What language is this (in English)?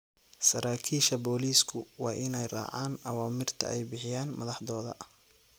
Somali